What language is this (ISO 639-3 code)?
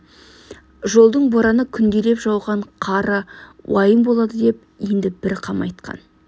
kaz